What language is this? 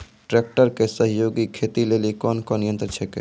Maithili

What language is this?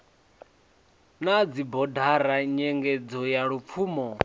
Venda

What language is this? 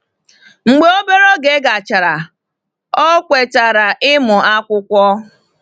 Igbo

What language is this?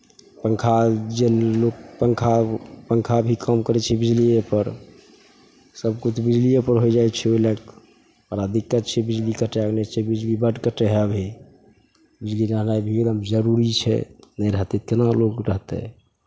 Maithili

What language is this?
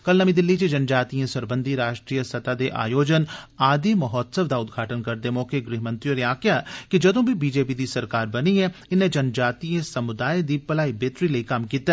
Dogri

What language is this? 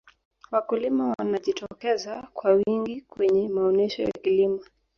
Swahili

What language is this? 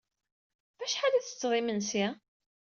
Kabyle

